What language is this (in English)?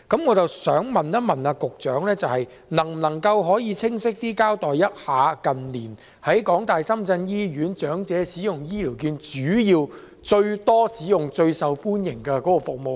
Cantonese